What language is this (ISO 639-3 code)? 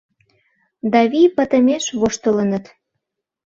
chm